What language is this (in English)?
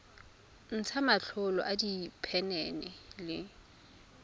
Tswana